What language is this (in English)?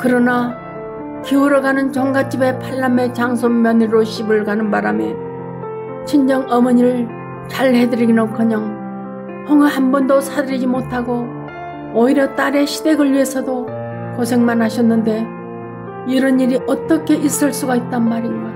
Korean